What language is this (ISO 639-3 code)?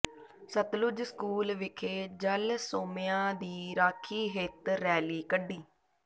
pan